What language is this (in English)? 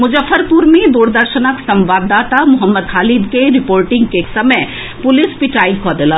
Maithili